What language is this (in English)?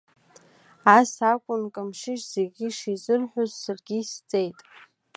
Abkhazian